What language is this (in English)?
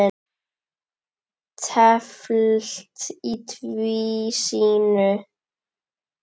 Icelandic